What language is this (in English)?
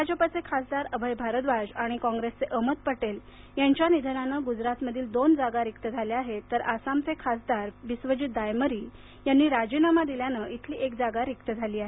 Marathi